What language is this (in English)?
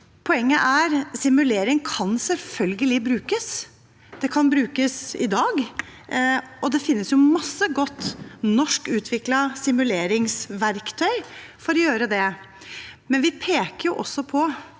Norwegian